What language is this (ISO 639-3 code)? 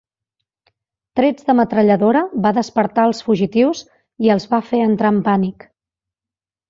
cat